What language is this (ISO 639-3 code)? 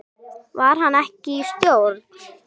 isl